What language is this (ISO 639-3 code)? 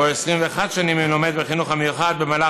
heb